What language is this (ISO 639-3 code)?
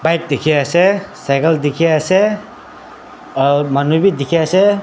nag